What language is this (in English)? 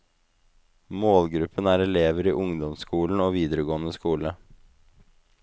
Norwegian